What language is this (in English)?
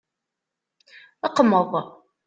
Kabyle